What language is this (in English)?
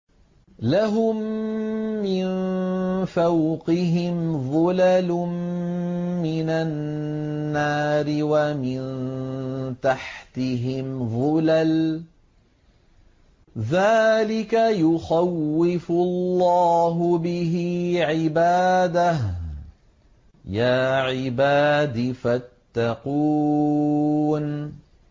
Arabic